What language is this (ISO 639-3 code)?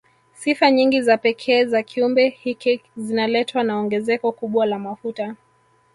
swa